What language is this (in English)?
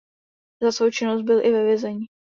Czech